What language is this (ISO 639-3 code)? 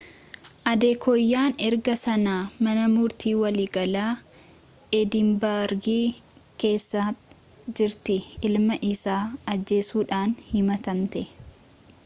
orm